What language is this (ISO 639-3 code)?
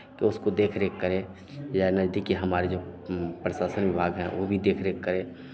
hin